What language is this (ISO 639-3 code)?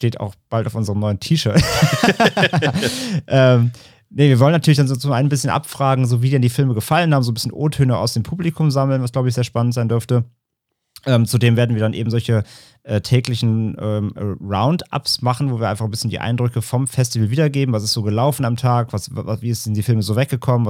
deu